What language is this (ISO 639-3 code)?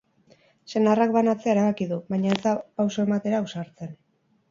eus